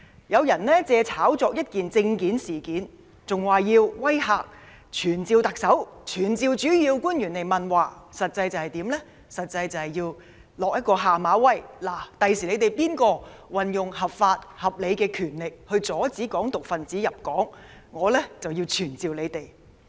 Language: Cantonese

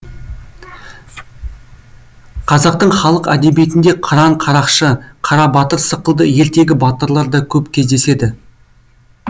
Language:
Kazakh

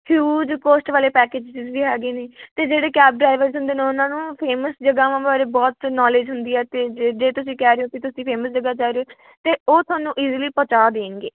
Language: Punjabi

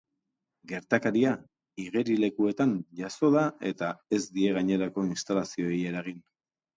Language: Basque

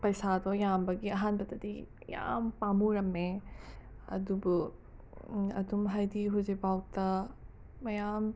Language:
Manipuri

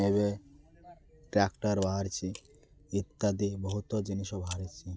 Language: Odia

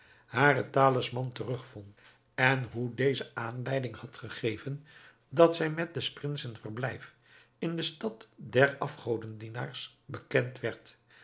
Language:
Dutch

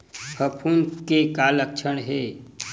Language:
Chhattisgarhi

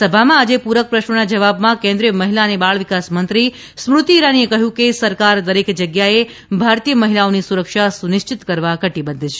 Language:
Gujarati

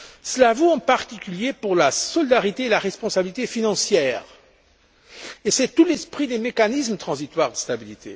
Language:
French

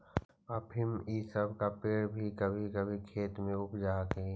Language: Magahi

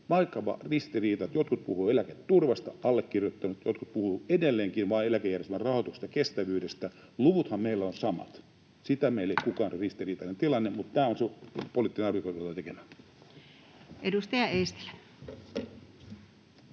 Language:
Finnish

